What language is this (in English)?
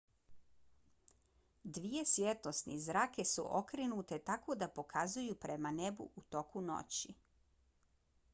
Bosnian